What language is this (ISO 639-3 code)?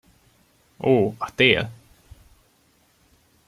hun